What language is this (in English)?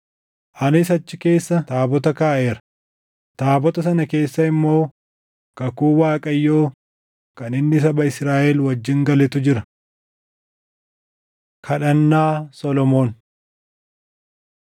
Oromo